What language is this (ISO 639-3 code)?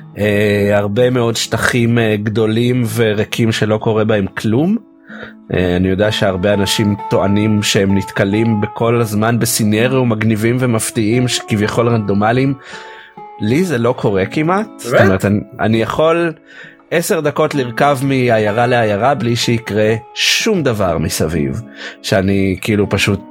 heb